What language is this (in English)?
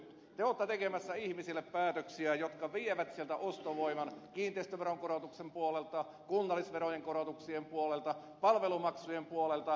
Finnish